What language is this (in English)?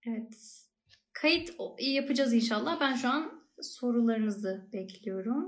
Turkish